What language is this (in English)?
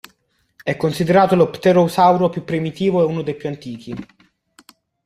Italian